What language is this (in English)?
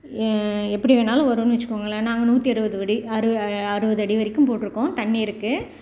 Tamil